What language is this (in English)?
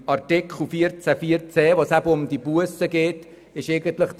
Swiss German